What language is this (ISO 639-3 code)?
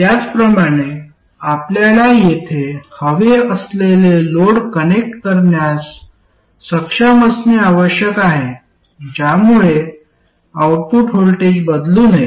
mar